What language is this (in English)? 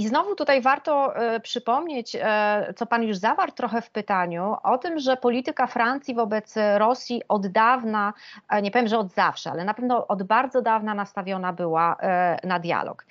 Polish